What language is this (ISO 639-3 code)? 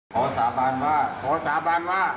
tha